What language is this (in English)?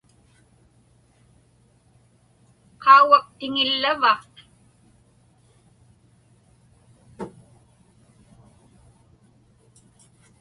Inupiaq